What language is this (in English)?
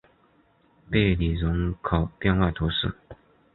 Chinese